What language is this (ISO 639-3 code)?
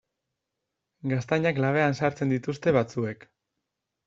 eus